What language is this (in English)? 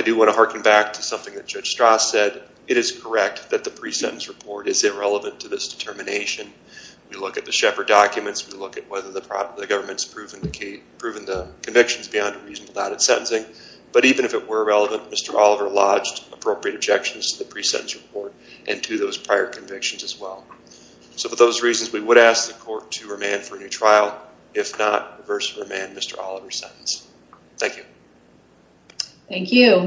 English